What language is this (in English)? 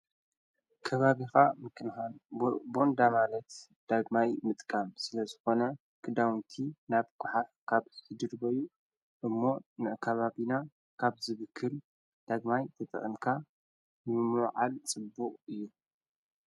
Tigrinya